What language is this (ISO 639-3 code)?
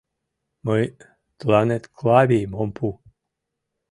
chm